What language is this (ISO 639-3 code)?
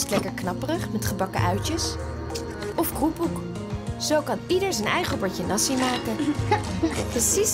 nld